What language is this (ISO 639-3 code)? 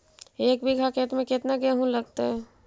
mag